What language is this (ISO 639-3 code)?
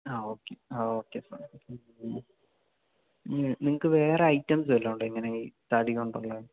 mal